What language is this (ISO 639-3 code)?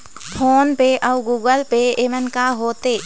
hne